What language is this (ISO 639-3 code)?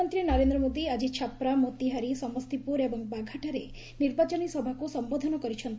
ori